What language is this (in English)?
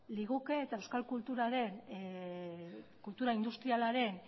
Basque